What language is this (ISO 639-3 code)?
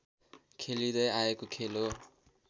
nep